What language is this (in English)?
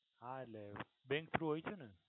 Gujarati